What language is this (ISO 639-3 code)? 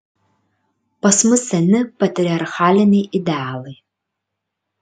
lit